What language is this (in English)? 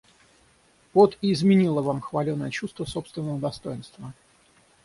Russian